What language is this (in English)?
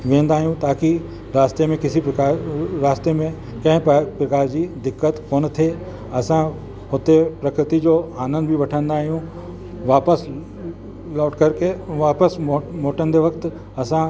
Sindhi